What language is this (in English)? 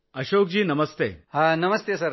Marathi